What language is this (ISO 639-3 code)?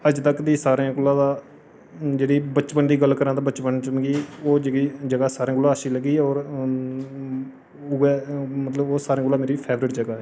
doi